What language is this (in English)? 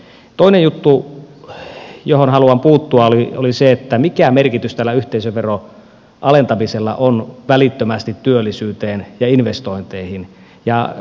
Finnish